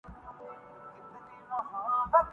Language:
Urdu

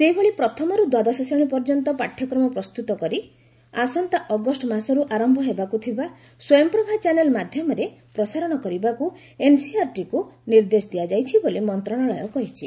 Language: Odia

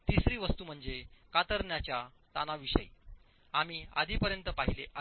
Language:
Marathi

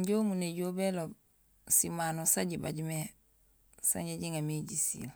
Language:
Gusilay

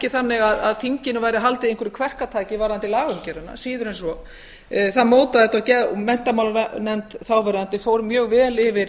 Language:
Icelandic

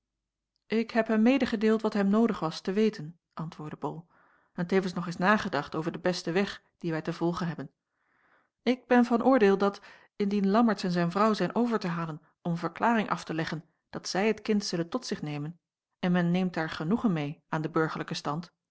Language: Dutch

